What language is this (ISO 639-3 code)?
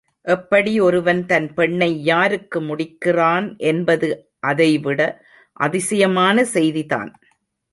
tam